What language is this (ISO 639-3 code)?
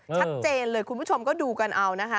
tha